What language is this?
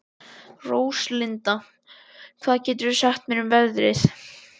Icelandic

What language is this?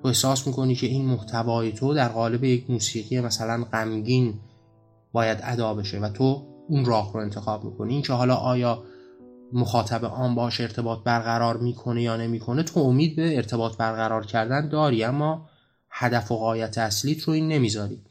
Persian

